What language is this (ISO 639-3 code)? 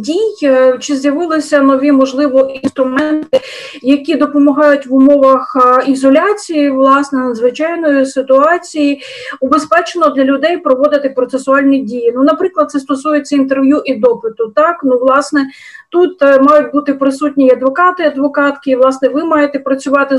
ukr